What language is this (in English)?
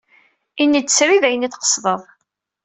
Kabyle